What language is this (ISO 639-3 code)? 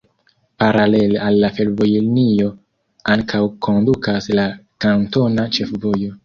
epo